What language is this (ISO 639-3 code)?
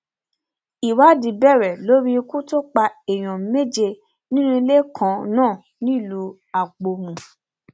yor